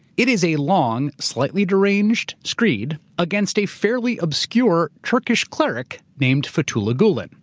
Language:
English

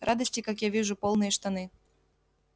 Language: Russian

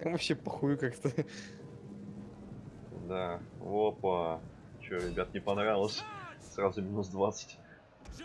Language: Russian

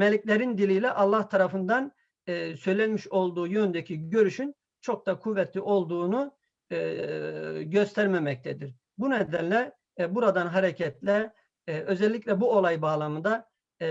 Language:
Turkish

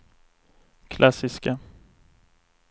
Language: Swedish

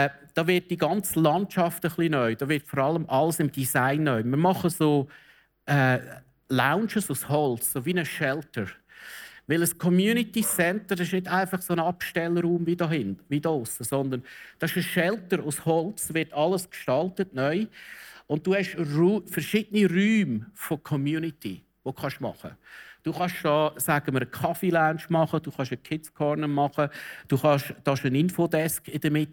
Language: German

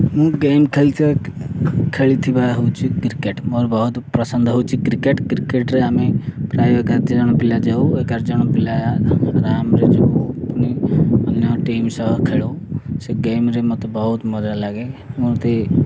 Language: Odia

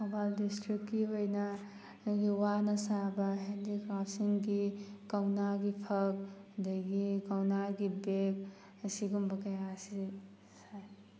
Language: Manipuri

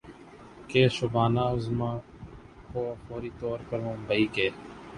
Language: Urdu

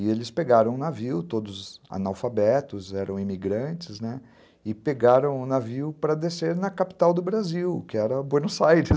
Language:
Portuguese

